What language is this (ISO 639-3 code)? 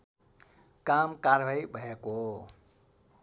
nep